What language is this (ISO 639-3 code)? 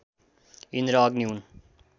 nep